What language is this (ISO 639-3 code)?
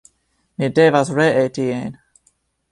epo